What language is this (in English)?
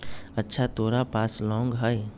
Magahi